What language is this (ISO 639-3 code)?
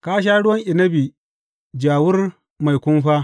hau